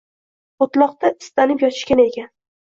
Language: Uzbek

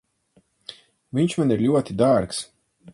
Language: Latvian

